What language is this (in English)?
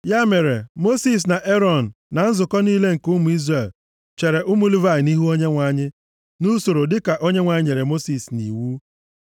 Igbo